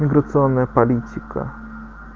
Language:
Russian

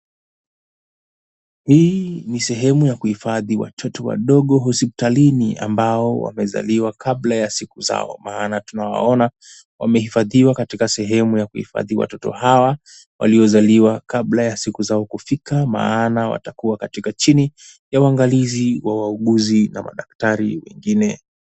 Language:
Swahili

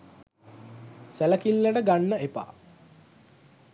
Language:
Sinhala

